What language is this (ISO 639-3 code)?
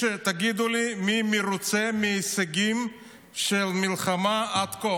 heb